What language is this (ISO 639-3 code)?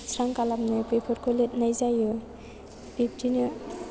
brx